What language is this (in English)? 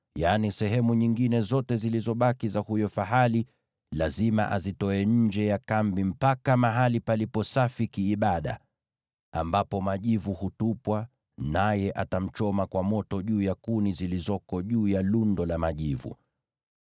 Swahili